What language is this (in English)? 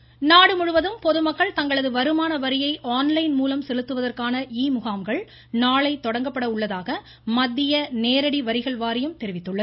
Tamil